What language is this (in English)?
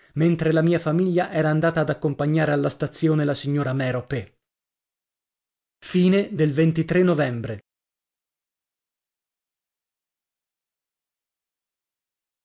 Italian